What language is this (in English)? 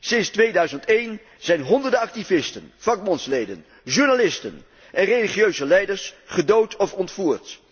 Dutch